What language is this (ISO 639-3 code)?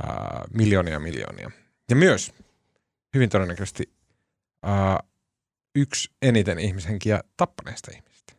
fin